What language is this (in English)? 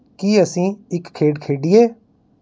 Punjabi